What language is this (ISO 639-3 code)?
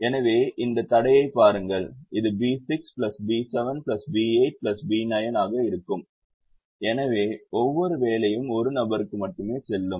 tam